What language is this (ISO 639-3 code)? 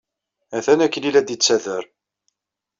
kab